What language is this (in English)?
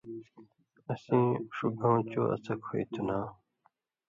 Indus Kohistani